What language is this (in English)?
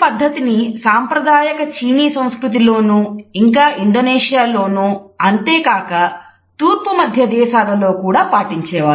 Telugu